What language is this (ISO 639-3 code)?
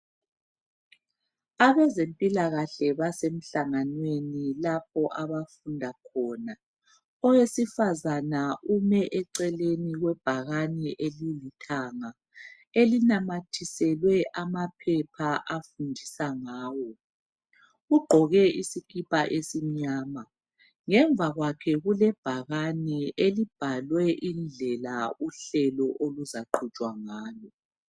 nde